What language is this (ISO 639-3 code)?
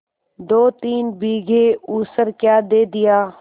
hin